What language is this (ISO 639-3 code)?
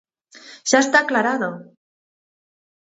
glg